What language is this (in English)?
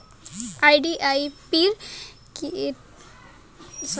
Bangla